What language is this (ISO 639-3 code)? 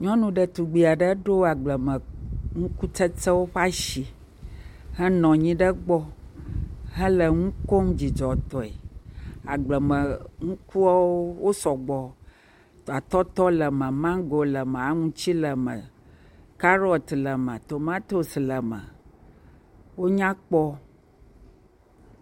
ewe